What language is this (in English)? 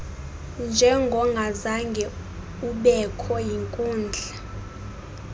Xhosa